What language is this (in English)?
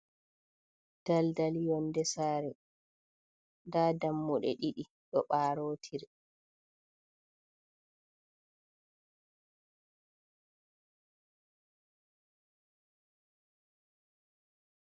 Fula